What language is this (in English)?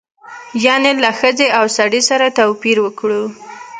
Pashto